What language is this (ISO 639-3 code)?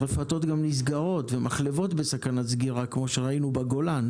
heb